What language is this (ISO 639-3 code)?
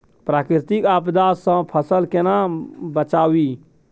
mai